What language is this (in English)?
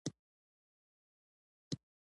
Pashto